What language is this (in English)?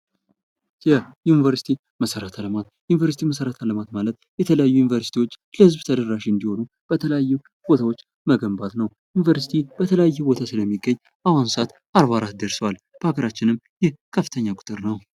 Amharic